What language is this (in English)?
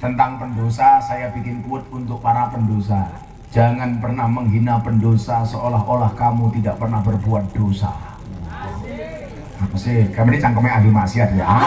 Indonesian